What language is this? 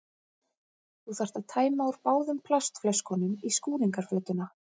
Icelandic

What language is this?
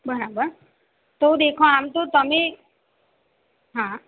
Gujarati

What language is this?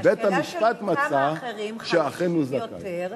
Hebrew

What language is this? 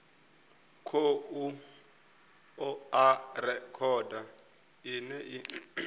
Venda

